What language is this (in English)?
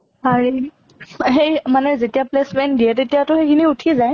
Assamese